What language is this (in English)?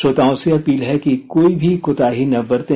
Hindi